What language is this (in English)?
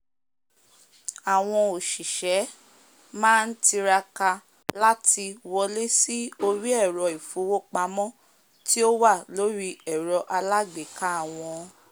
Yoruba